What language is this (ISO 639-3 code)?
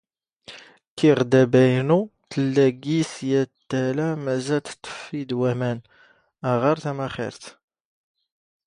zgh